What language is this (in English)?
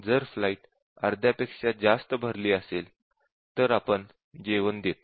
Marathi